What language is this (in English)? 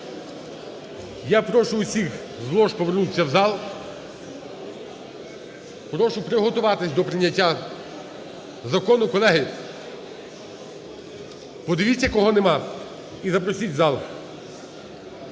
Ukrainian